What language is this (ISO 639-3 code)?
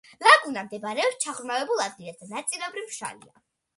kat